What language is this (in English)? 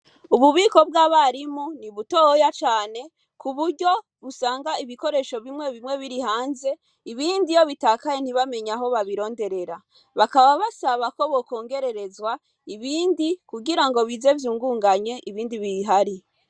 Rundi